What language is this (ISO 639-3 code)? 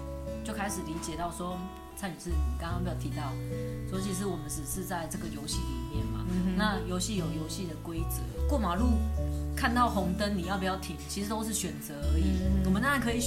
zho